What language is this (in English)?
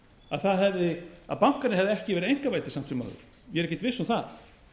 Icelandic